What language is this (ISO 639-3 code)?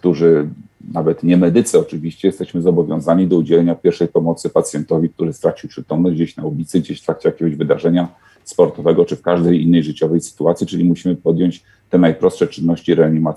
pol